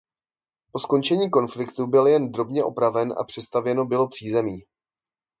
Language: Czech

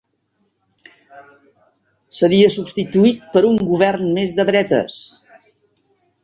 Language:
Catalan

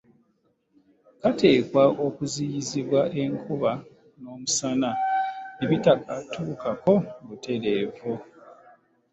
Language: Ganda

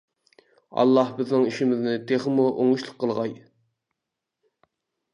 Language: Uyghur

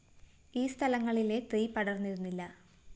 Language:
Malayalam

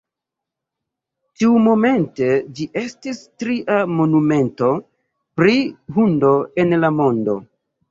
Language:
Esperanto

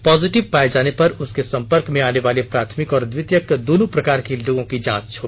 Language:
Hindi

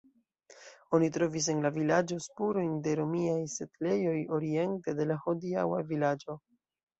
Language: Esperanto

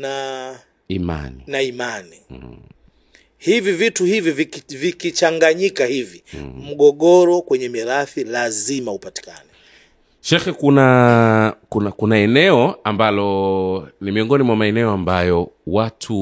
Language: Swahili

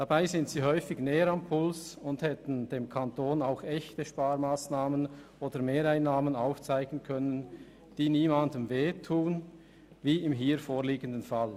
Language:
Swiss German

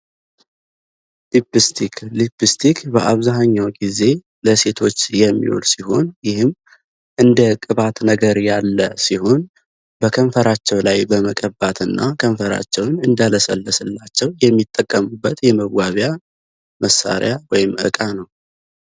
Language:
Amharic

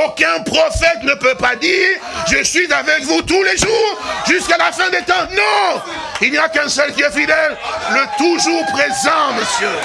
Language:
French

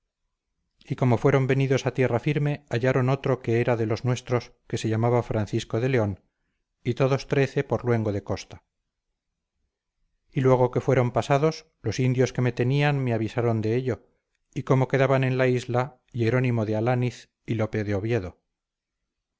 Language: Spanish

